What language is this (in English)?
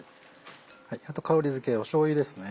Japanese